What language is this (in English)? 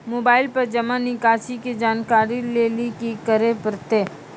Maithili